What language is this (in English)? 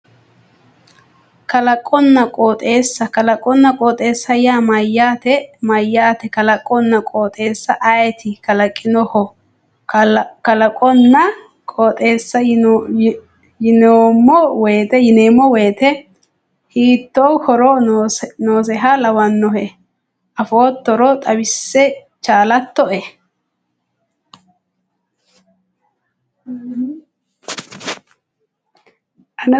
Sidamo